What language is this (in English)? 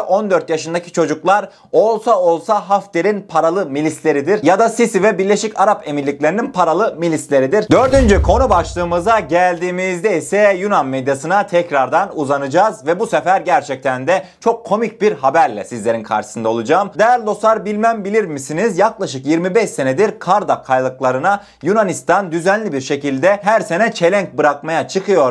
Turkish